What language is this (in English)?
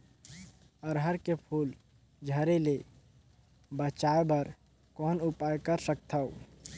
Chhattisgarhi